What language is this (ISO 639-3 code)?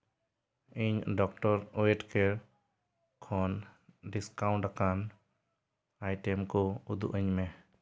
sat